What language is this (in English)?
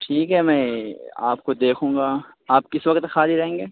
Urdu